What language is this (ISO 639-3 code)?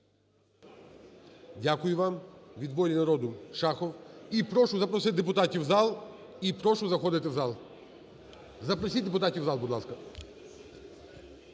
ukr